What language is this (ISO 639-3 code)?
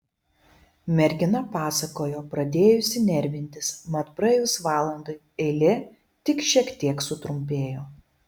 lit